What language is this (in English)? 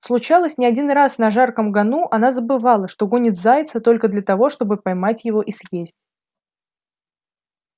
Russian